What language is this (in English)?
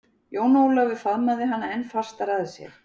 Icelandic